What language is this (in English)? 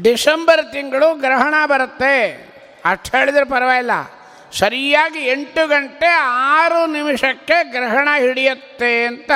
Kannada